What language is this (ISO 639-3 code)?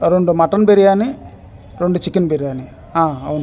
tel